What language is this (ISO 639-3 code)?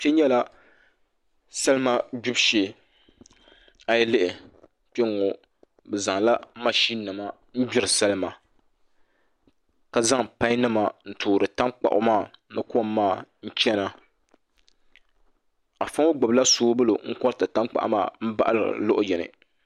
dag